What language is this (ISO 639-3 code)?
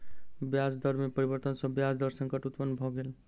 mai